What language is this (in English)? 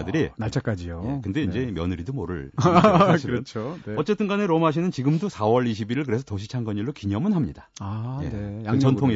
Korean